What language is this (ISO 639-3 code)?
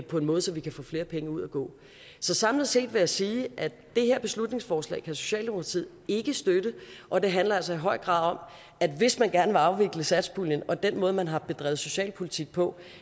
dan